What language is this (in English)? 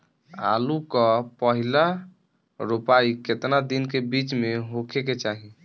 Bhojpuri